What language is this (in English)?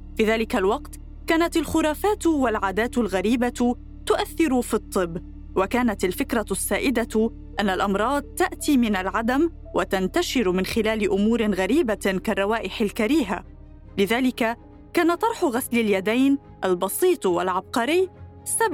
Arabic